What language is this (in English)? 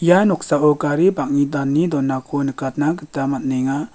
Garo